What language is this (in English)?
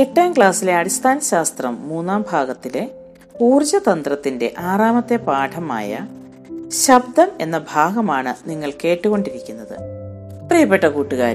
Malayalam